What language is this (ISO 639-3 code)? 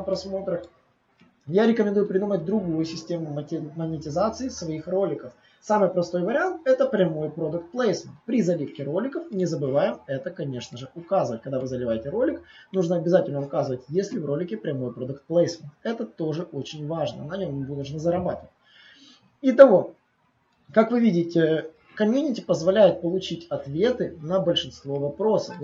rus